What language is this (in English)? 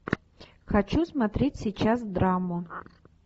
Russian